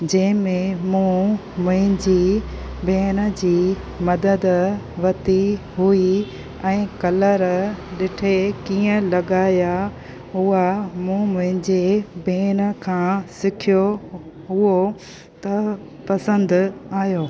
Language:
Sindhi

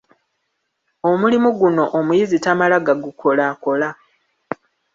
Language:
Ganda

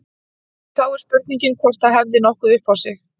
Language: Icelandic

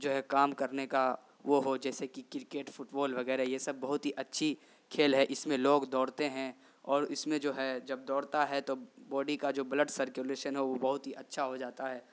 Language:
Urdu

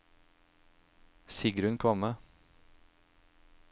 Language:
Norwegian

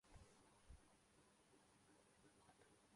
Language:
Urdu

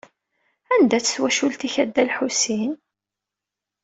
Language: Kabyle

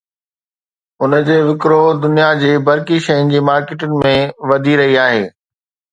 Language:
Sindhi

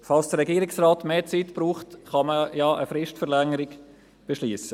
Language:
Swiss German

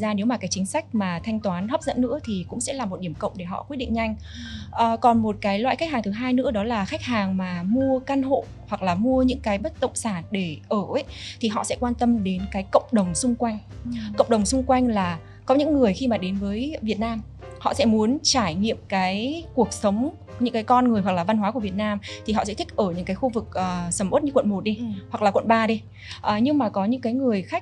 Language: Vietnamese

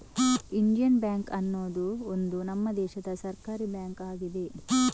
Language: Kannada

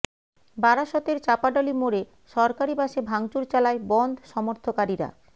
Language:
Bangla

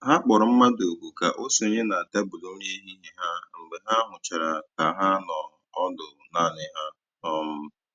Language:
Igbo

